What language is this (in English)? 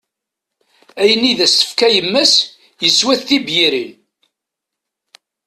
Kabyle